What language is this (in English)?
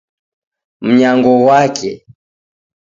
Taita